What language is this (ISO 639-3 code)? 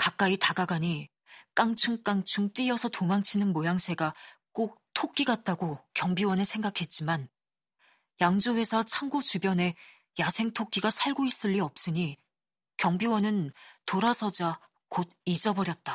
kor